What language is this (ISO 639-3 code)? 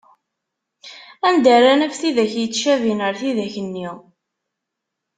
kab